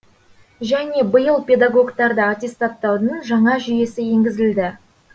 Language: Kazakh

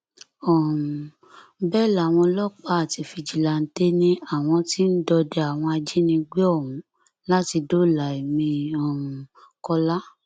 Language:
Yoruba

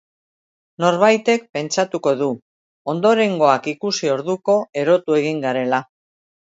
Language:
Basque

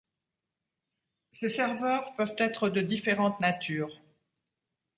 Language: French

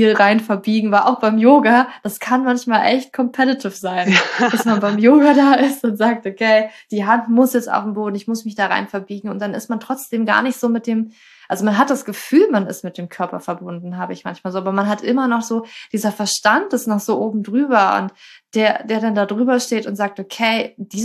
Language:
German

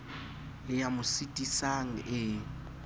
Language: Southern Sotho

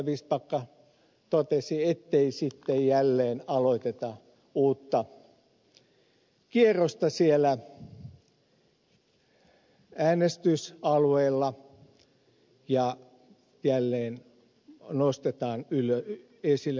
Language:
Finnish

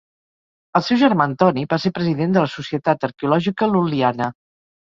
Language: Catalan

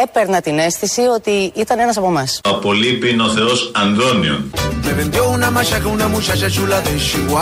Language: Greek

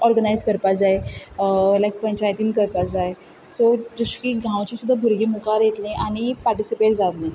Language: Konkani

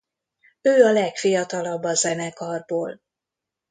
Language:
Hungarian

